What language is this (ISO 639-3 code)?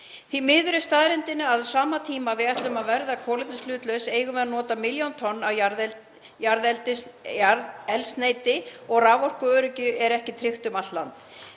isl